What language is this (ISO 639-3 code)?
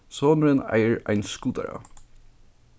fao